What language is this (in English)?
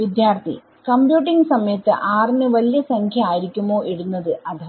Malayalam